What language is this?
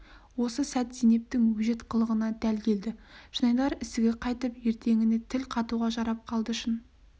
Kazakh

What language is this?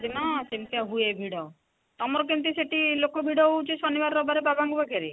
Odia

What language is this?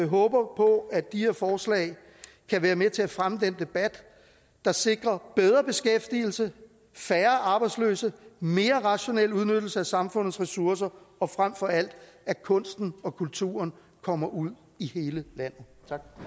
Danish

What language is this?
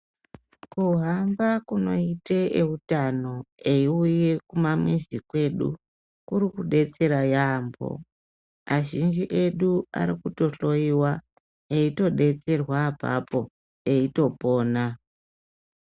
Ndau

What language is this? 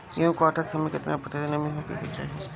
Bhojpuri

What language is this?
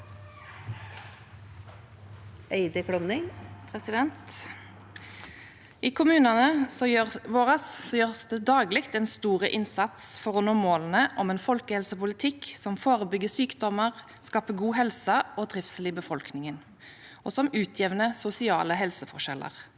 Norwegian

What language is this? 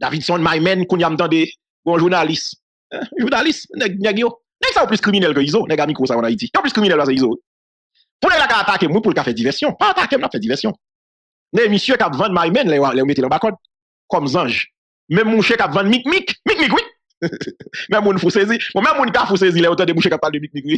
French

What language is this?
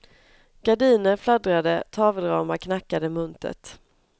Swedish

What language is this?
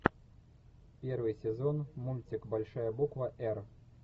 Russian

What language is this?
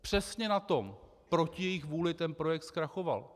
Czech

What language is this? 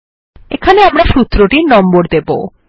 Bangla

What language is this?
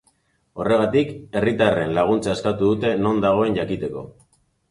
Basque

